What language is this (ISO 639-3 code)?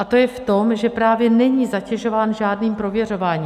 ces